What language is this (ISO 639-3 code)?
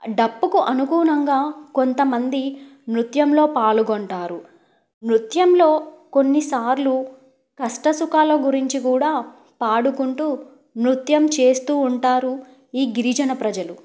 tel